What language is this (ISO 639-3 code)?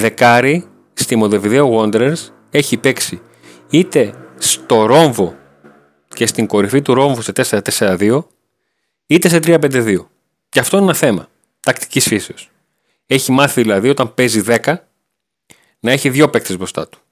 ell